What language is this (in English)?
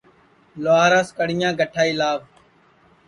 Sansi